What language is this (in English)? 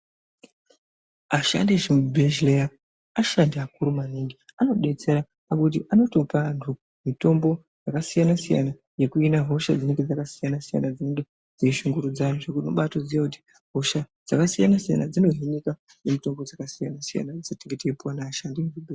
Ndau